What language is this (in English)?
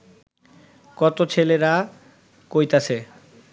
Bangla